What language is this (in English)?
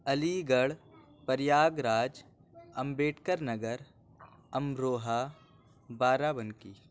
Urdu